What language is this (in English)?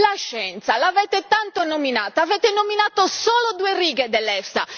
Italian